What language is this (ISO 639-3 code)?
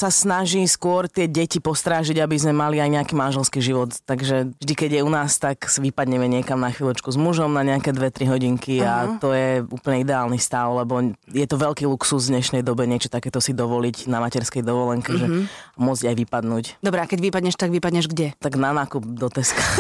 slk